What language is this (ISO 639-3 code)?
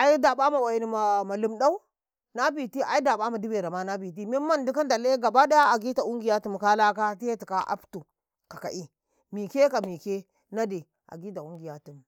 kai